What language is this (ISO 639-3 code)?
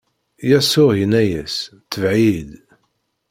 kab